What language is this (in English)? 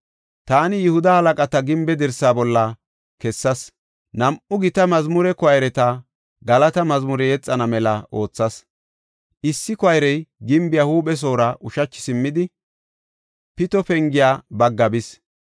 Gofa